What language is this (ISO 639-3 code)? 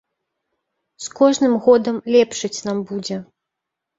bel